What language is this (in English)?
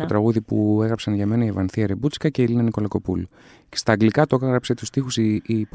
Greek